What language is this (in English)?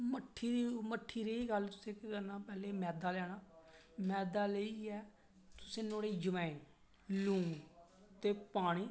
Dogri